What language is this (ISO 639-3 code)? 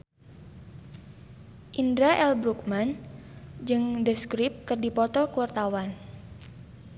sun